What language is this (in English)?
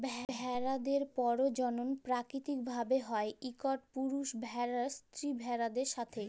Bangla